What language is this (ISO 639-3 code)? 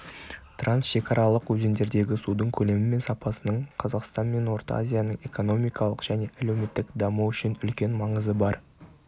kaz